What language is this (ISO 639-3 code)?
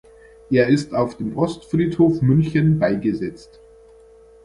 deu